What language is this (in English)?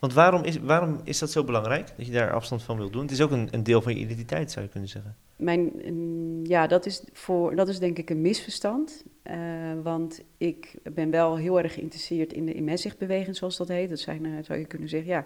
Dutch